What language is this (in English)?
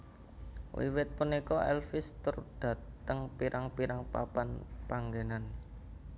Javanese